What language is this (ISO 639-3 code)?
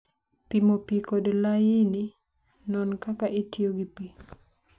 luo